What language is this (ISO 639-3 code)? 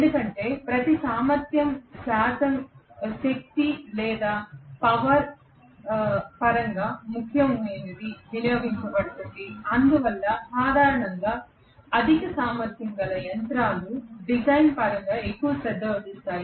tel